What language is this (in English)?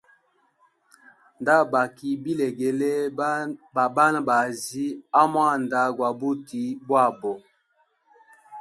Hemba